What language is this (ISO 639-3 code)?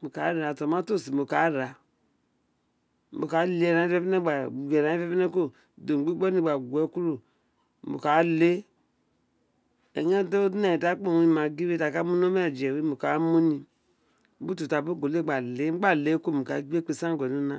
its